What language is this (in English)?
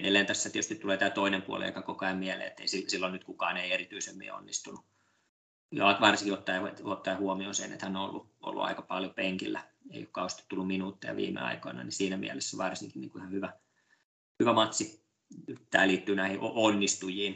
Finnish